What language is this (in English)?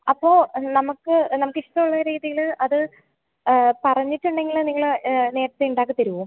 Malayalam